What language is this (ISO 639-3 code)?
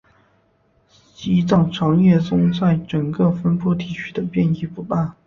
zho